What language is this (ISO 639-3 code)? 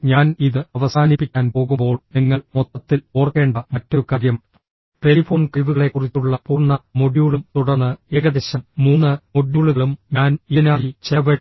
mal